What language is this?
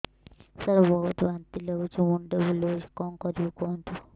Odia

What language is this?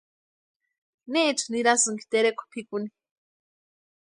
Western Highland Purepecha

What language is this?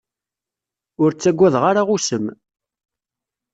Kabyle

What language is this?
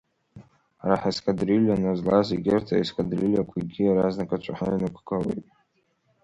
Abkhazian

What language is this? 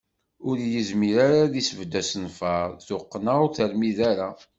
Kabyle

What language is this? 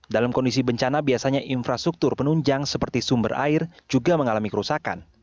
Indonesian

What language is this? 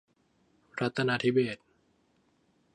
Thai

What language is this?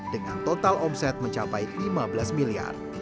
Indonesian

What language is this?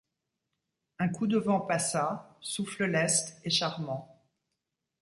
French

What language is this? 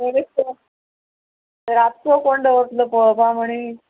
Konkani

